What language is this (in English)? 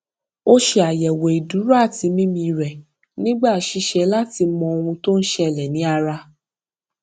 Yoruba